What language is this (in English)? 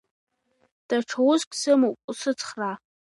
Abkhazian